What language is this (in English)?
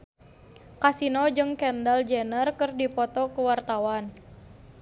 Sundanese